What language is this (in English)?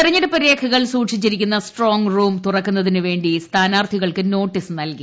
Malayalam